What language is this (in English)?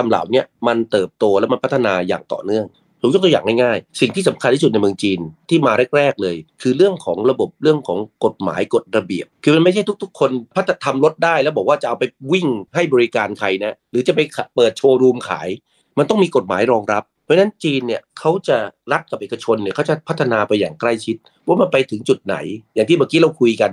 Thai